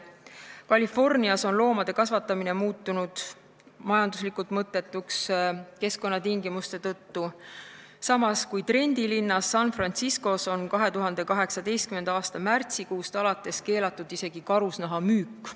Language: Estonian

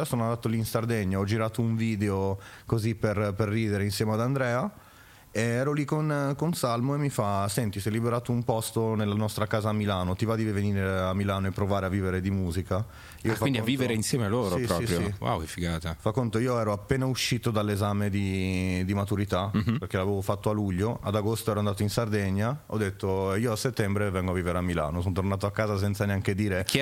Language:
Italian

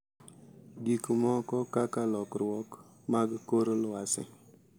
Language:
Luo (Kenya and Tanzania)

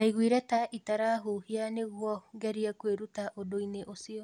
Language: Kikuyu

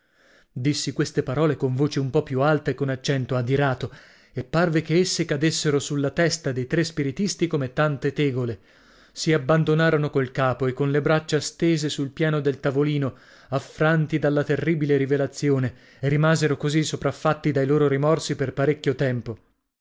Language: Italian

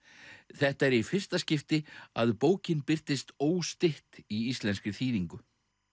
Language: Icelandic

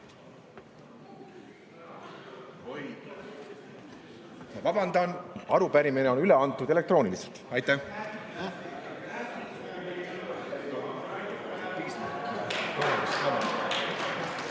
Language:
Estonian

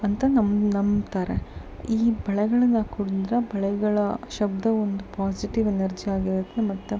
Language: Kannada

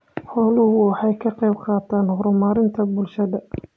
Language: Somali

